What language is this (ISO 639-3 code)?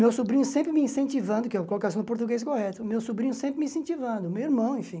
por